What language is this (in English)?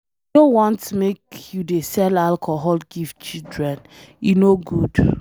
Nigerian Pidgin